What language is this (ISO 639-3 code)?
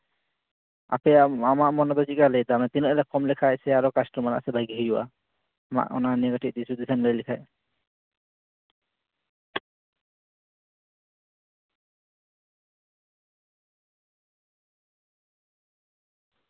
sat